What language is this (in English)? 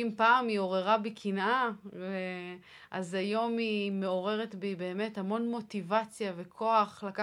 Hebrew